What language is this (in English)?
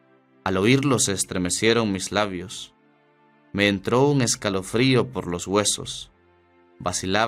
Spanish